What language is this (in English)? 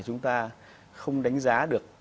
Vietnamese